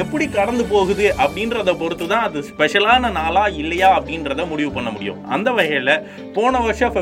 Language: Tamil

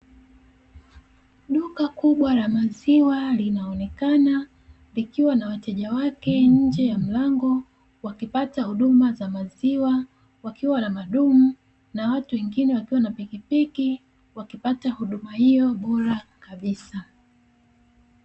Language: Swahili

